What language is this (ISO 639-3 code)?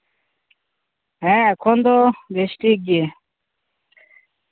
sat